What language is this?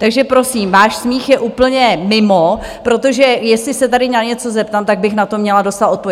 Czech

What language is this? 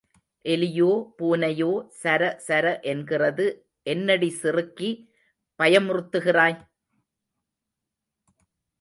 Tamil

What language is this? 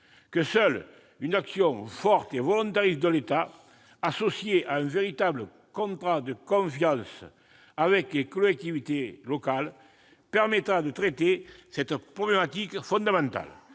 French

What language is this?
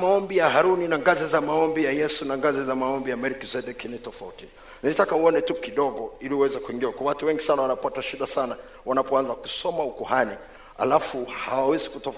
Swahili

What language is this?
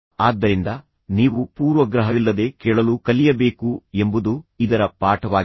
Kannada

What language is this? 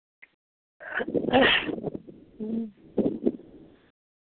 Maithili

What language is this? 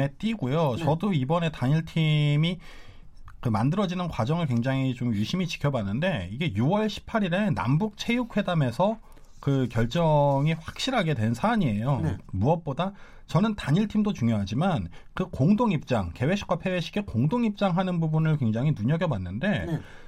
Korean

